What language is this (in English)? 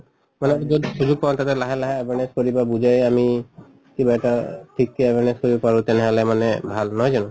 Assamese